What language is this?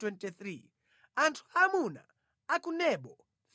Nyanja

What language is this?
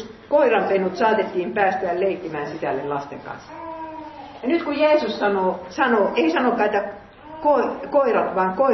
Finnish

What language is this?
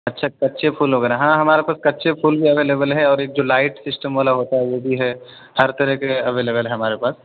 Urdu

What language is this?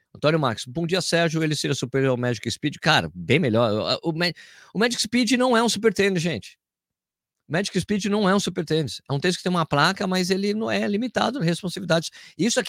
Portuguese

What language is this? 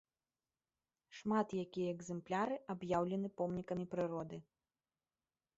Belarusian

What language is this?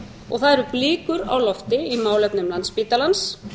Icelandic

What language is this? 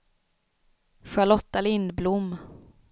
Swedish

